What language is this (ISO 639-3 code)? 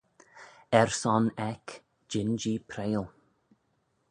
glv